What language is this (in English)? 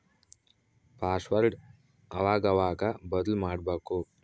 Kannada